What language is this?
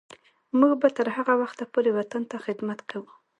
Pashto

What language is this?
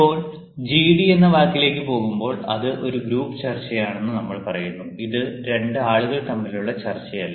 Malayalam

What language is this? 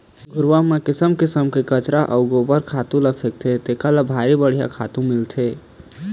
Chhattisgarhi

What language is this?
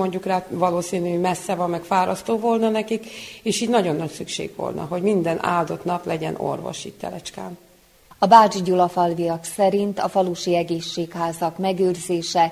Hungarian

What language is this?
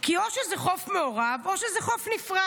Hebrew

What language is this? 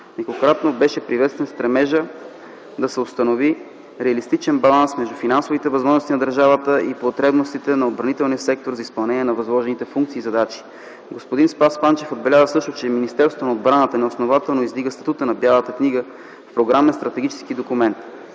Bulgarian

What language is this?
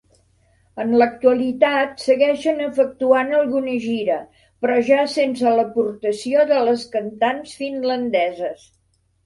Catalan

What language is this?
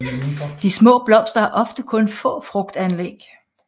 Danish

